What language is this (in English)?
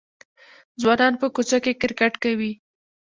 Pashto